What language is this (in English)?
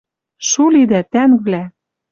Western Mari